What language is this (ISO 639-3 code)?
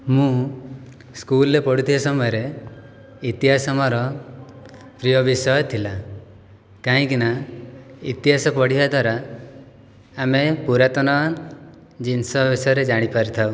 ori